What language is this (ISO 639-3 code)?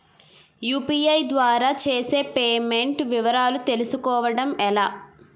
tel